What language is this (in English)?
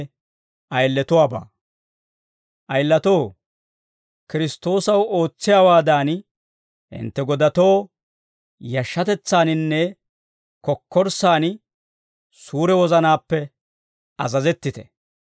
Dawro